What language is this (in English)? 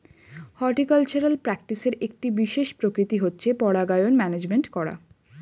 Bangla